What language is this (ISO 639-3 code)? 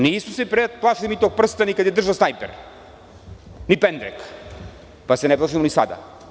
srp